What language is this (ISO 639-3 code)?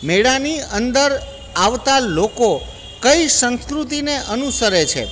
guj